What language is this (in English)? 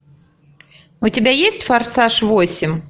Russian